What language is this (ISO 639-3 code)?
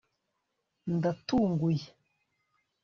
kin